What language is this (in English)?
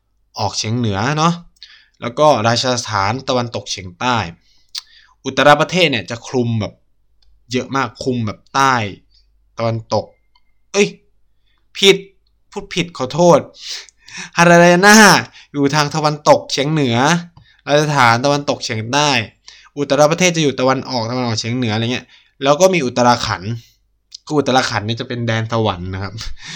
Thai